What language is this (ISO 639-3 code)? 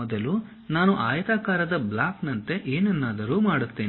kan